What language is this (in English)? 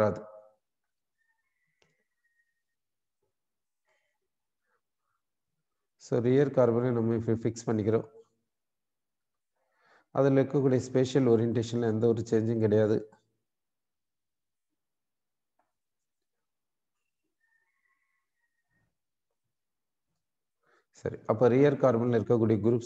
Hindi